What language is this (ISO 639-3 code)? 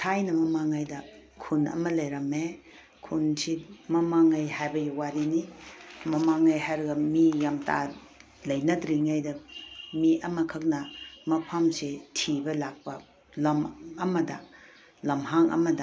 mni